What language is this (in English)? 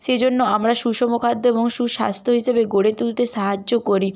Bangla